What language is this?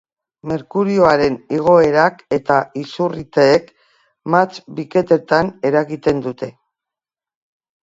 Basque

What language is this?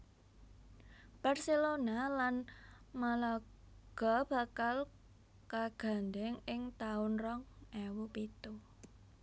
Javanese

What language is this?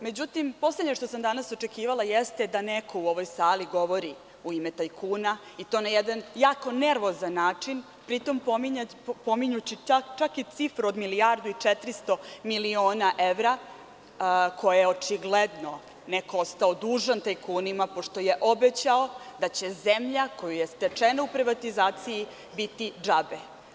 Serbian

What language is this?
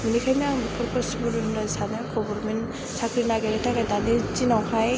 Bodo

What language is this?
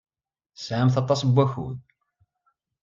Kabyle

